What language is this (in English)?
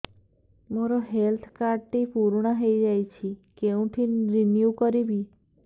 Odia